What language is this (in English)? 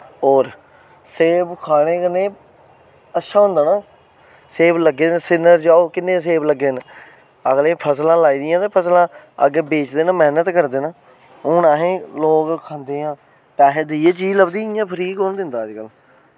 Dogri